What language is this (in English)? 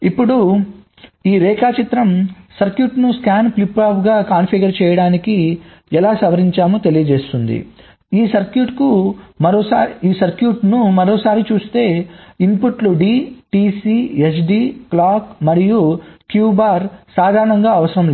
Telugu